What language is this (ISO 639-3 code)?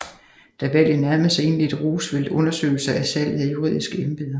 dan